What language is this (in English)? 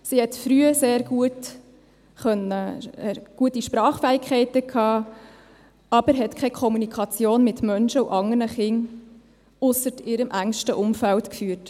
Swiss German